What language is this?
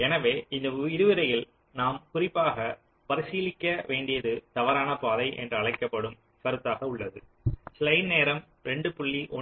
Tamil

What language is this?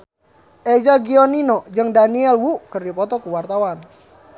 Sundanese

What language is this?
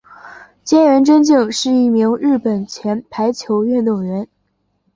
Chinese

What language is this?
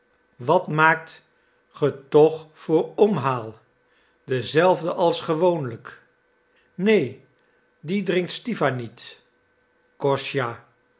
Dutch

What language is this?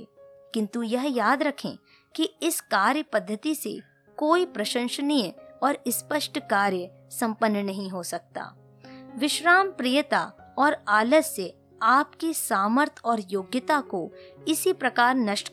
Hindi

